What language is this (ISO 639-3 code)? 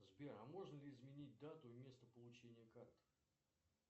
rus